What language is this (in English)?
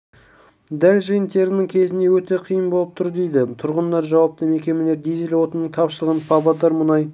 Kazakh